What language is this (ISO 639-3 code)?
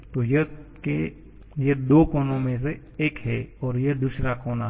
hin